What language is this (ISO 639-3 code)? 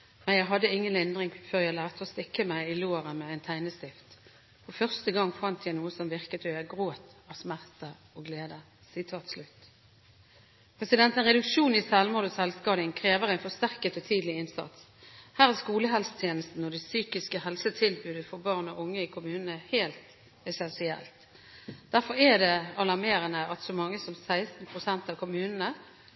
nob